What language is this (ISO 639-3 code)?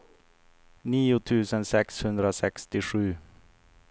swe